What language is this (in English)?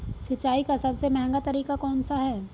Hindi